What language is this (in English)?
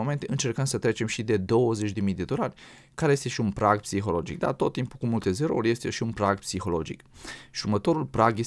Romanian